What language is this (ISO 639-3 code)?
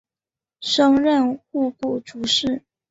zho